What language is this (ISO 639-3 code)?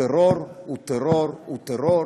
heb